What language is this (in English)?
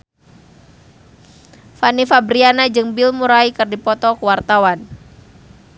Sundanese